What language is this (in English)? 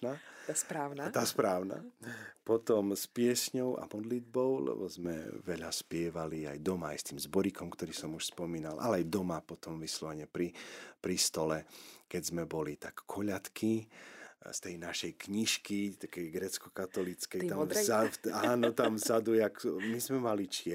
Slovak